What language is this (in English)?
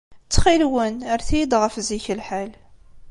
Kabyle